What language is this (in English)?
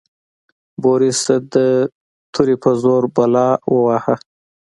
Pashto